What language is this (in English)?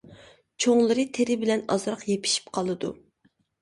Uyghur